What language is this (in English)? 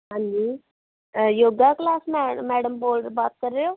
Punjabi